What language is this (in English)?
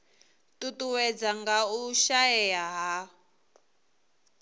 Venda